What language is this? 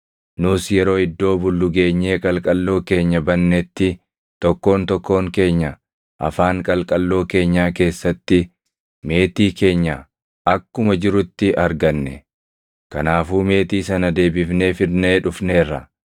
Oromo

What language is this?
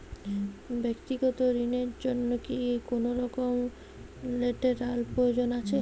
Bangla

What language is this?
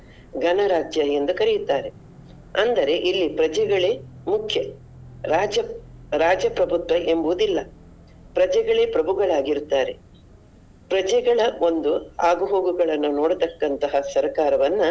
Kannada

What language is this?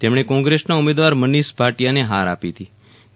Gujarati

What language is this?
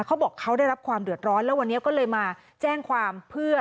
Thai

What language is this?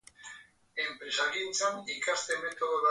Basque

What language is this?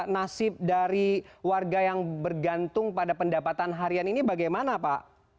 Indonesian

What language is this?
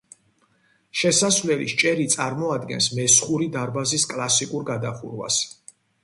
Georgian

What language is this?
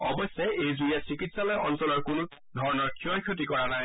Assamese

